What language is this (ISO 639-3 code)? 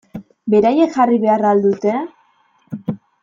eus